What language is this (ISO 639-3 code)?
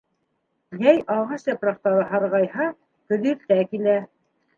bak